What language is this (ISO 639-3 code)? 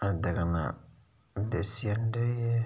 doi